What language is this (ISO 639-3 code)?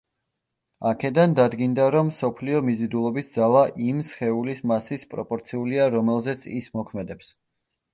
kat